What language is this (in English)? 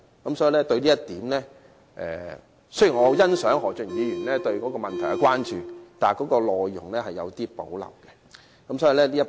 Cantonese